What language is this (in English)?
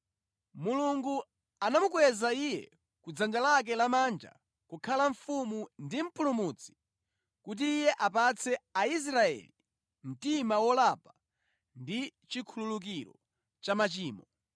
Nyanja